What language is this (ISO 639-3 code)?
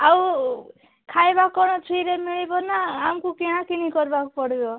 ori